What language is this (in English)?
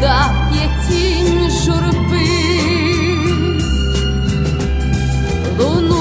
Ukrainian